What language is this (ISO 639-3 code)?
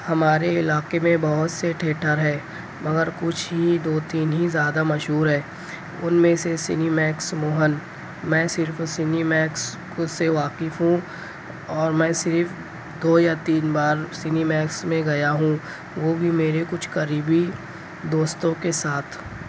urd